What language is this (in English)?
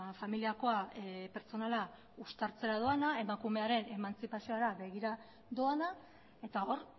Basque